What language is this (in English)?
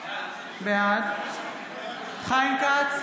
Hebrew